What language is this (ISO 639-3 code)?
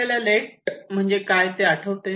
mar